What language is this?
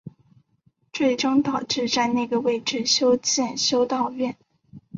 Chinese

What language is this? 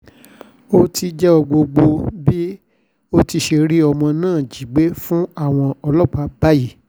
Yoruba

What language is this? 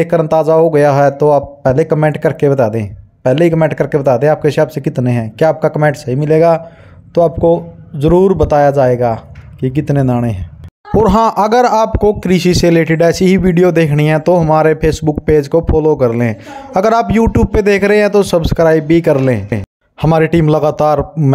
Hindi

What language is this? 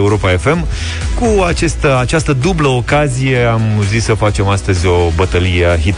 Romanian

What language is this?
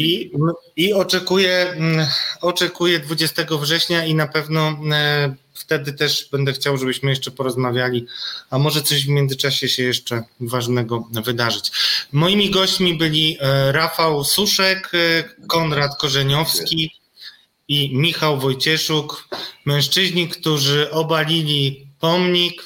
Polish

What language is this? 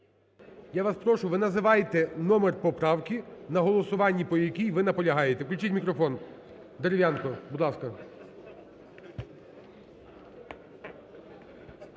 Ukrainian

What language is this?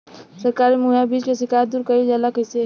Bhojpuri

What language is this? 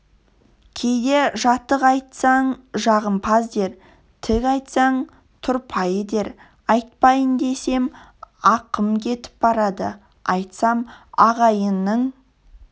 Kazakh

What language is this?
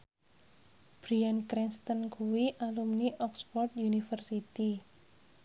Javanese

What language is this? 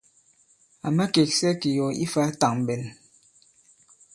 Bankon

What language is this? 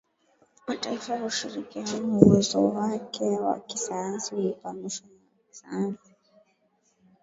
Swahili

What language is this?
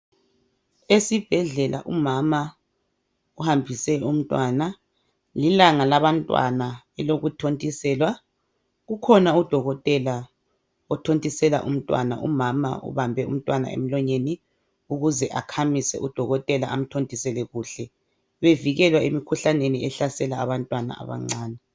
North Ndebele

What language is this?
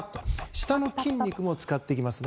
Japanese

